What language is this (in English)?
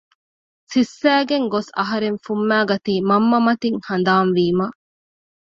Divehi